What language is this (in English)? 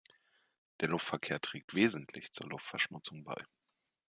German